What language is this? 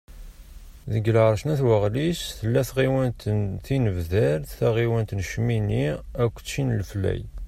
Kabyle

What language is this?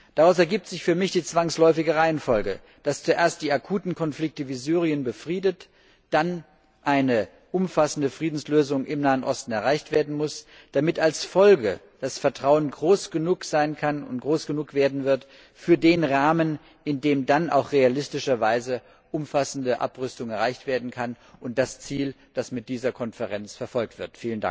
German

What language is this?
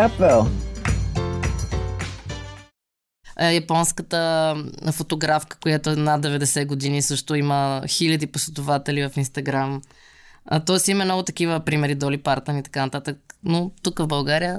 Bulgarian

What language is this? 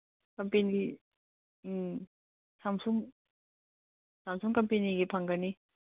Manipuri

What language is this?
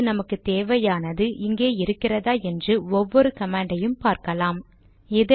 Tamil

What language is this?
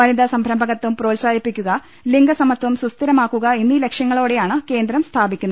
Malayalam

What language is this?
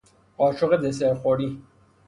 Persian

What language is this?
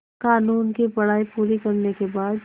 Hindi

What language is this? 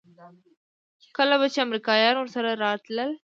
Pashto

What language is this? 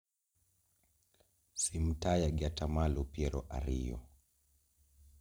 Luo (Kenya and Tanzania)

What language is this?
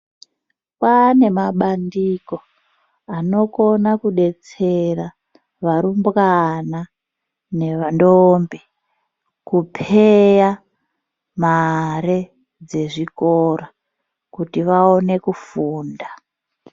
Ndau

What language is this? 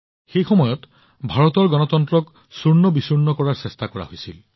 Assamese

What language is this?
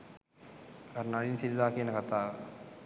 Sinhala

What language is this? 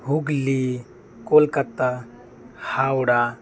Santali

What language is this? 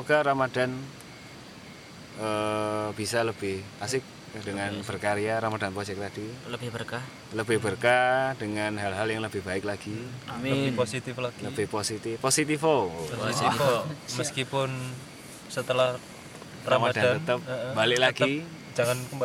Indonesian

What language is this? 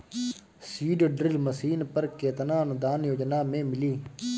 Bhojpuri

